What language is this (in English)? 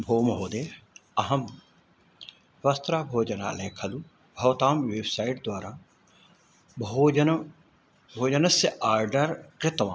Sanskrit